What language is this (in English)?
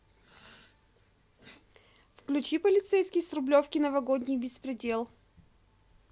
Russian